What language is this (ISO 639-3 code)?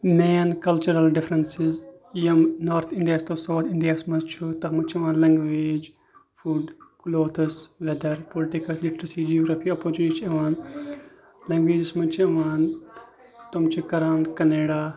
kas